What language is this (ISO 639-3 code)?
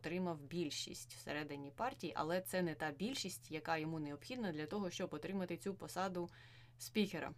ukr